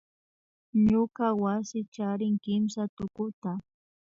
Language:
Imbabura Highland Quichua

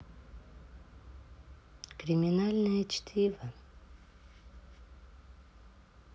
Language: Russian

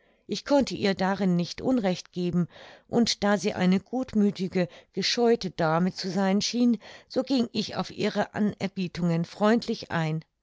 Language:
German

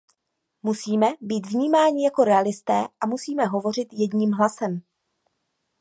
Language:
Czech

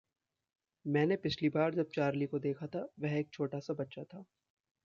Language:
Hindi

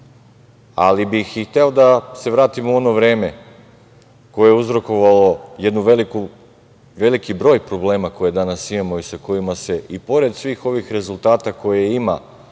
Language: Serbian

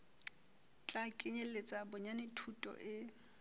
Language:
Southern Sotho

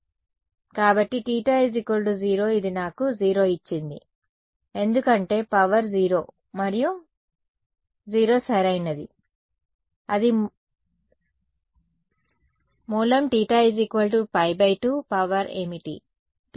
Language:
Telugu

